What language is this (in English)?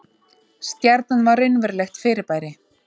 Icelandic